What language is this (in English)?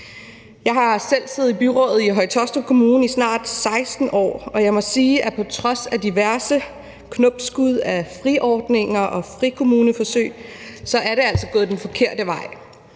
Danish